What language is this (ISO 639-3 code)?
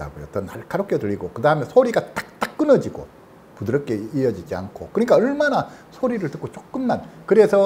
kor